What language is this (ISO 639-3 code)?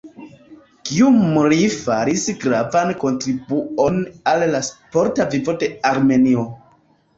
epo